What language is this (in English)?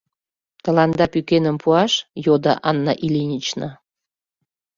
Mari